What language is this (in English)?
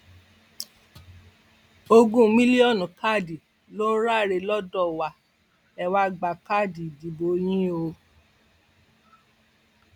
Yoruba